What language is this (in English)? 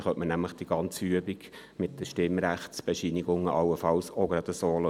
Swiss German